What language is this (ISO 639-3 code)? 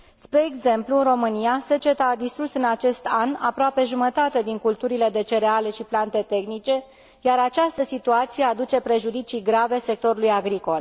ron